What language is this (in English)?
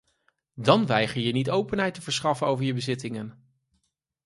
Dutch